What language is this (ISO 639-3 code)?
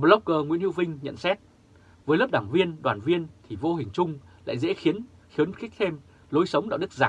vie